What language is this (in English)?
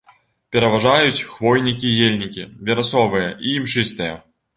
Belarusian